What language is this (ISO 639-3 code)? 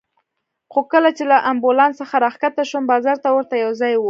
pus